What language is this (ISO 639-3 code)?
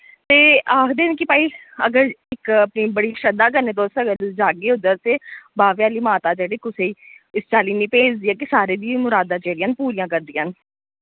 doi